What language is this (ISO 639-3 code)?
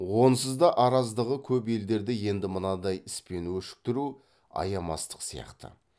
kaz